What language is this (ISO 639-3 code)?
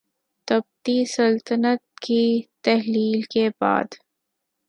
urd